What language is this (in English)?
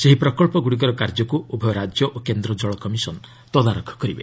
Odia